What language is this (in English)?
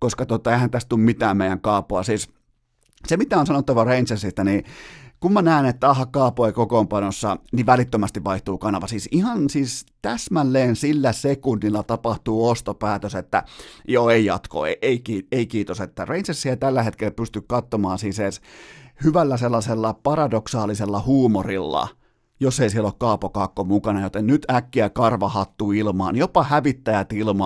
Finnish